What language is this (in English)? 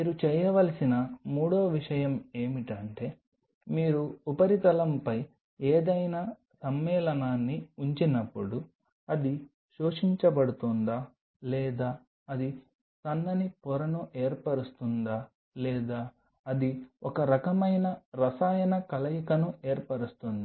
Telugu